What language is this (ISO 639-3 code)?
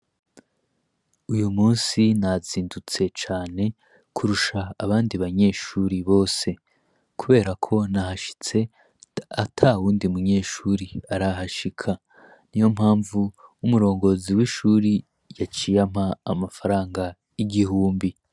run